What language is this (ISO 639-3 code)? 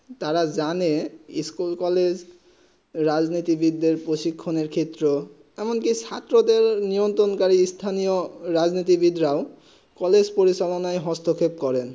ben